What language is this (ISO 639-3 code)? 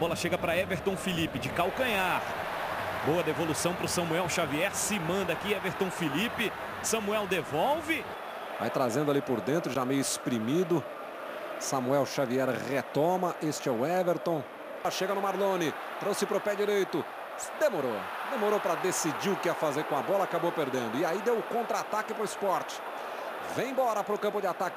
por